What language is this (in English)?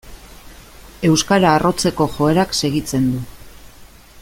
Basque